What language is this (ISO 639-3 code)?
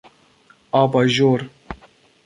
fas